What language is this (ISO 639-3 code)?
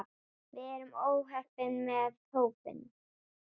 isl